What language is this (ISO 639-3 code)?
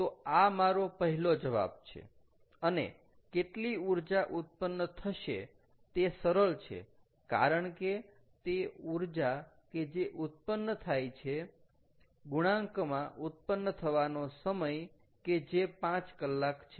guj